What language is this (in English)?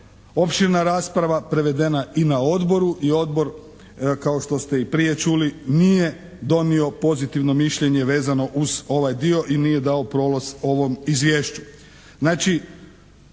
Croatian